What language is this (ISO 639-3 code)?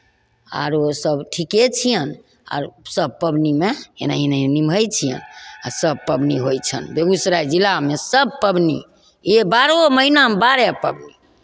mai